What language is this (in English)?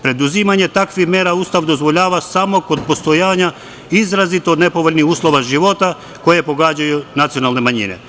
Serbian